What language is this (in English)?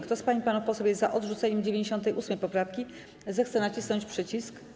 Polish